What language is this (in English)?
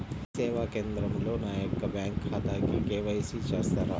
Telugu